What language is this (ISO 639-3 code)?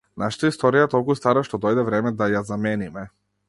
mkd